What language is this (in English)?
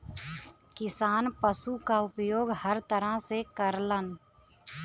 Bhojpuri